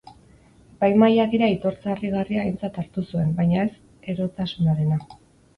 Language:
Basque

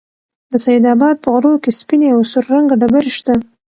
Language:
Pashto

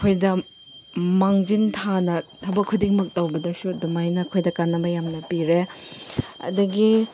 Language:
Manipuri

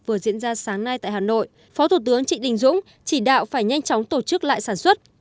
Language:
Vietnamese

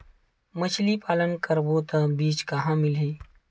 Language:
Chhattisgarhi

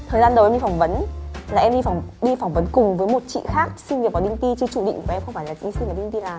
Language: Vietnamese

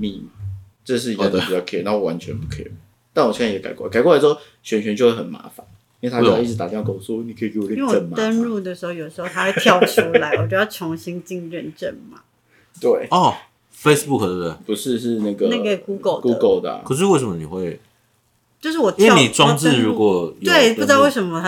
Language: Chinese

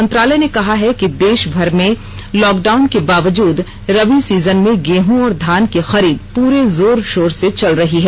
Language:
Hindi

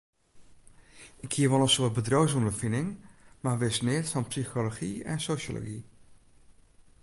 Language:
Western Frisian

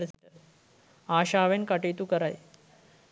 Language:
Sinhala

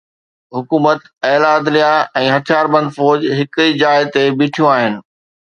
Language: Sindhi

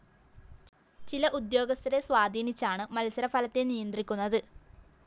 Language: Malayalam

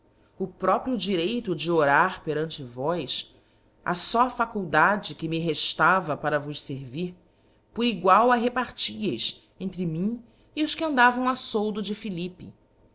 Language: Portuguese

